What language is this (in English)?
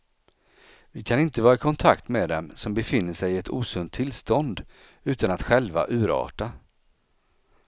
Swedish